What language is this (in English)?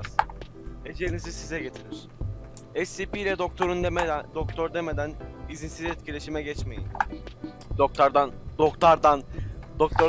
Turkish